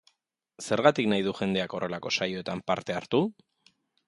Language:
Basque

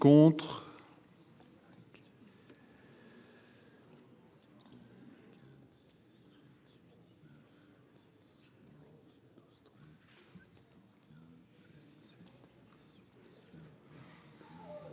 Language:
French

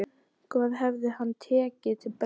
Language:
Icelandic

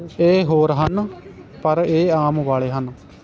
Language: Punjabi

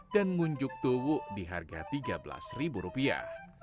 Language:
Indonesian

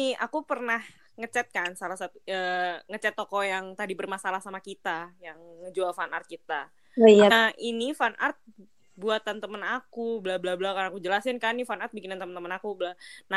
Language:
Indonesian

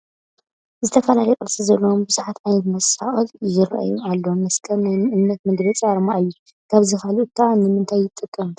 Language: Tigrinya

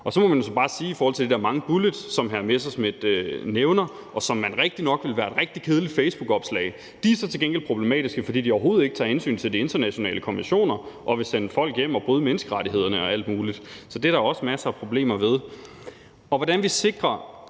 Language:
Danish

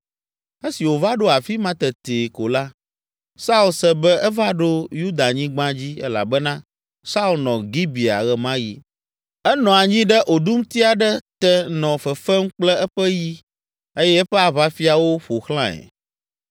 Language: Ewe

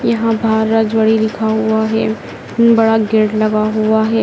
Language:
Hindi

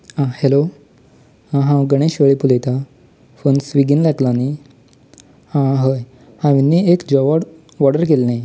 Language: Konkani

